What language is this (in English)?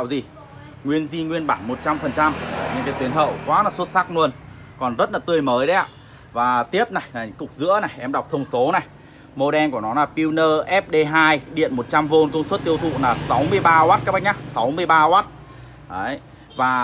Vietnamese